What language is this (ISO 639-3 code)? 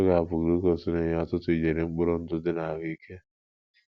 ibo